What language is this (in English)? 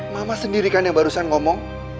Indonesian